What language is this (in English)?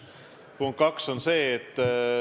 Estonian